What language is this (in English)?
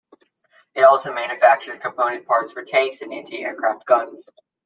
English